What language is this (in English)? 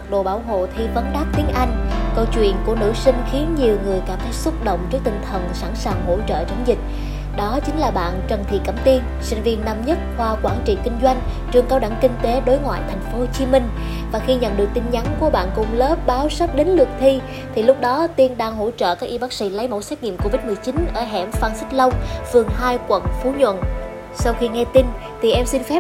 Vietnamese